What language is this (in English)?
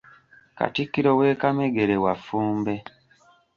Ganda